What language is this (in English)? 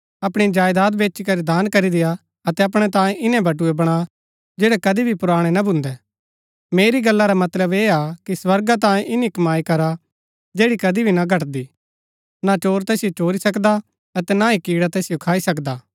Gaddi